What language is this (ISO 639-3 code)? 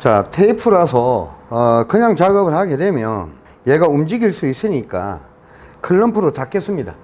kor